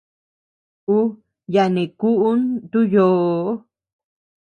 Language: Tepeuxila Cuicatec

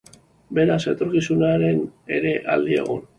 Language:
Basque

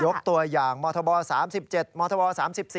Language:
Thai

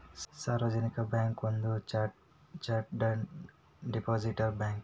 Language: Kannada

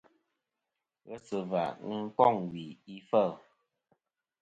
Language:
Kom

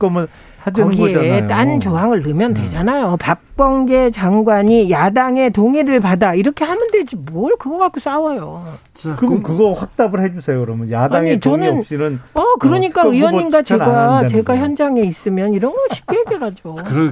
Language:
Korean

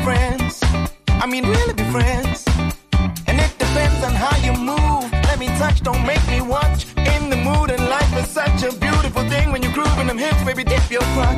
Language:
Hungarian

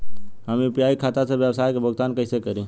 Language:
Bhojpuri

